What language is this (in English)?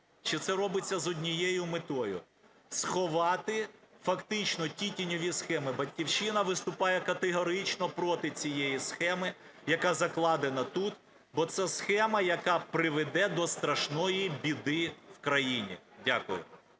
Ukrainian